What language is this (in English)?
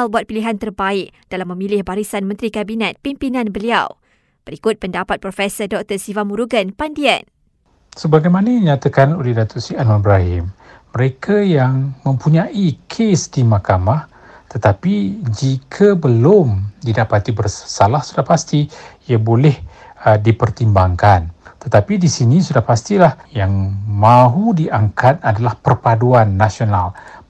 Malay